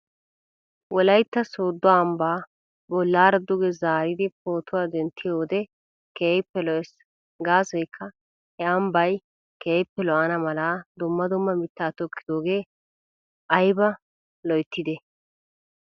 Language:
Wolaytta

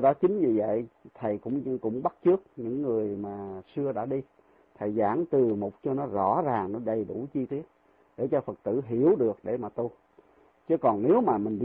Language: Vietnamese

